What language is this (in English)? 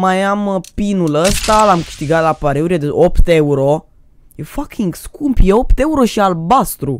Romanian